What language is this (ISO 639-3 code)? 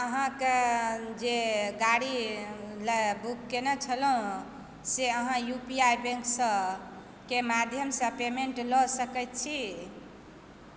mai